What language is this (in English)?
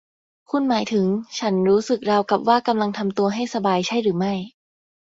Thai